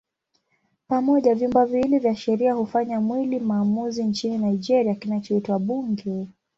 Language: Swahili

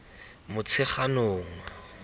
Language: Tswana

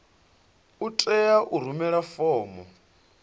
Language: Venda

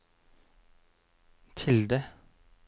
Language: Norwegian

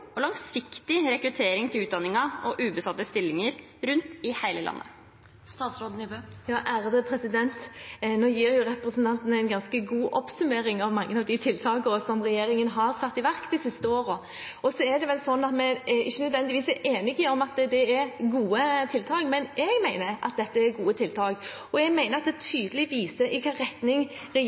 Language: Norwegian Bokmål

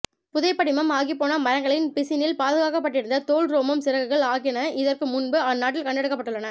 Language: Tamil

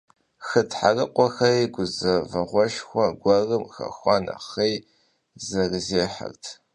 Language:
Kabardian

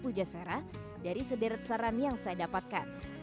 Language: Indonesian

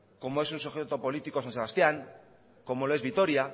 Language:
Spanish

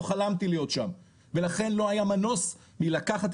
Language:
Hebrew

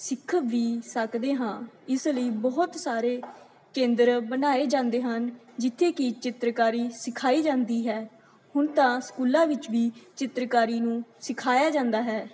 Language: Punjabi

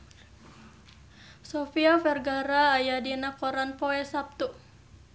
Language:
Sundanese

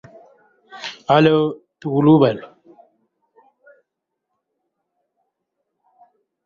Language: Indus Kohistani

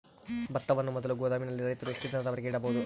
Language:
Kannada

